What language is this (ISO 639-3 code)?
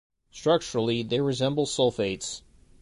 eng